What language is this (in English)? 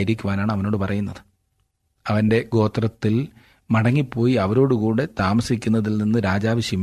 Malayalam